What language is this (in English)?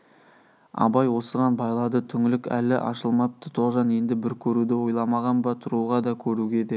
Kazakh